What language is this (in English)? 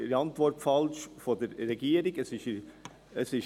Swiss German